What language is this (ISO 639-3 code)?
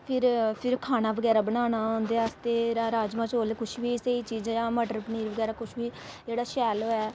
doi